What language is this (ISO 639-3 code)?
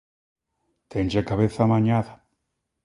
glg